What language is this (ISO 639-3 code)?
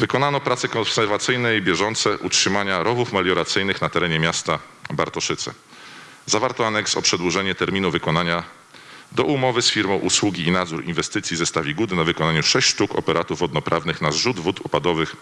pol